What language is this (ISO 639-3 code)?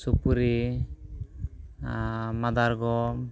sat